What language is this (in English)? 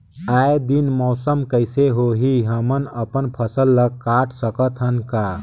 Chhattisgarhi